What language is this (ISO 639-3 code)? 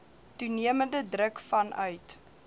afr